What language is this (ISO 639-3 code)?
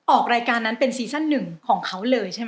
tha